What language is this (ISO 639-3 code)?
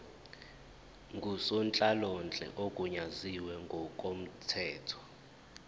zul